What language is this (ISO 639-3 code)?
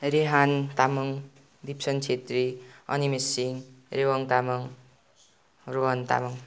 nep